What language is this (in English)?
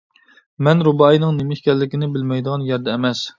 Uyghur